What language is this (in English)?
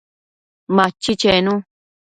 Matsés